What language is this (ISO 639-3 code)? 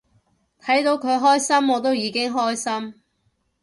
yue